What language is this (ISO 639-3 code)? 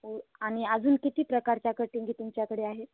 mar